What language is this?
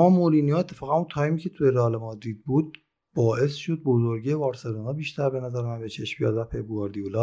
Persian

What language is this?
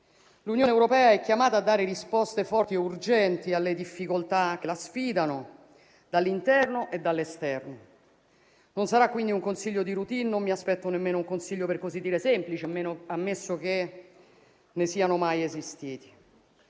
Italian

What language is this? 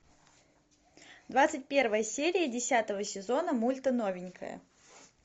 Russian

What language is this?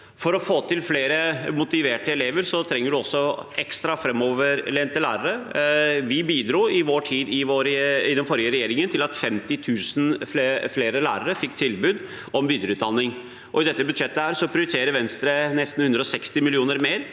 Norwegian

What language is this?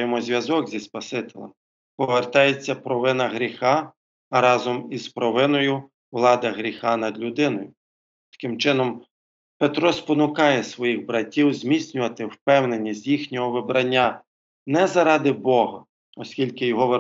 Ukrainian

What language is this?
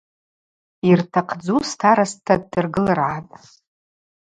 Abaza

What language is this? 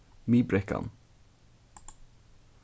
Faroese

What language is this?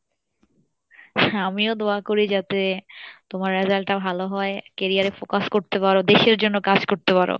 Bangla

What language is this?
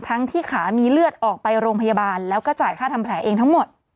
Thai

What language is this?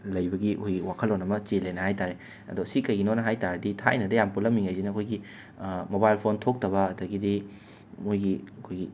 Manipuri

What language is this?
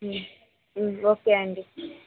Telugu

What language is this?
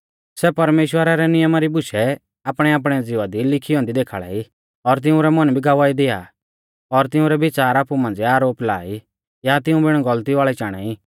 Mahasu Pahari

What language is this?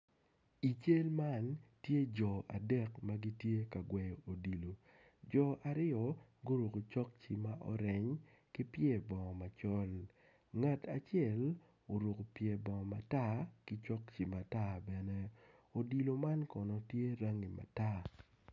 Acoli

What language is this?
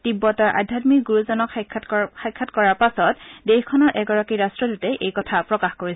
Assamese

